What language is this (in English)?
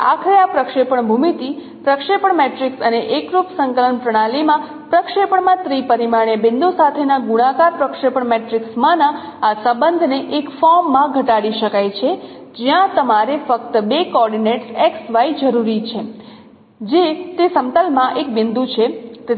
Gujarati